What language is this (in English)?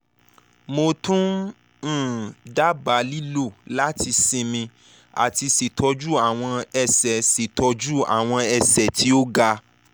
Yoruba